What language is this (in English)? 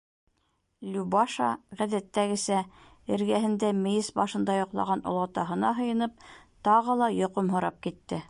Bashkir